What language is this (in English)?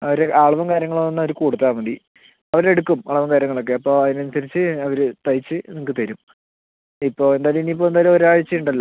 Malayalam